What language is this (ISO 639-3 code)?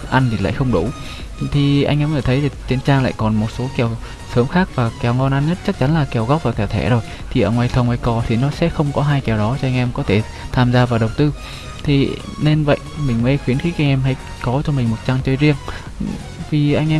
vie